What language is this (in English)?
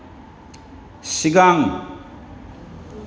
Bodo